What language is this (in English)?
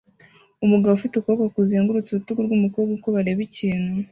Kinyarwanda